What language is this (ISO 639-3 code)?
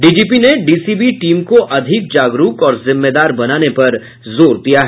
hin